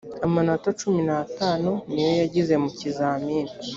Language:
Kinyarwanda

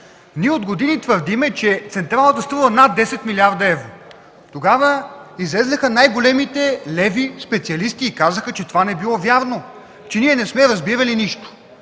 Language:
Bulgarian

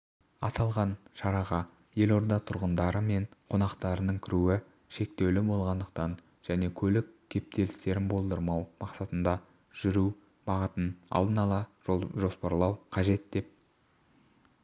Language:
Kazakh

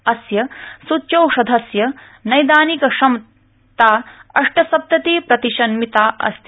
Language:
Sanskrit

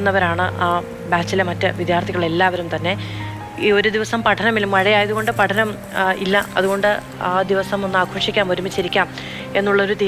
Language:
Malayalam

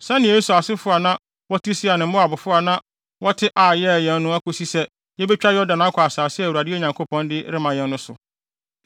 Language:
Akan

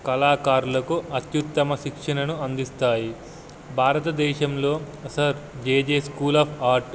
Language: Telugu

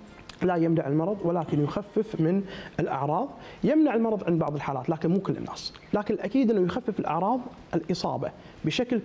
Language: Arabic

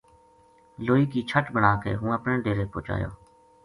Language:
Gujari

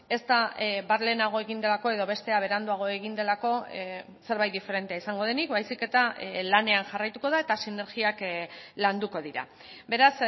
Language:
Basque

